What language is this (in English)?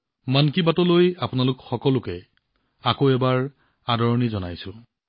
Assamese